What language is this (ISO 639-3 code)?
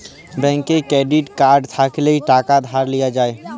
ben